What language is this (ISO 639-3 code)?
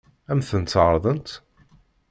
kab